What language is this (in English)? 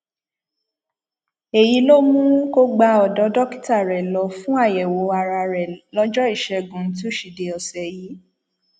Yoruba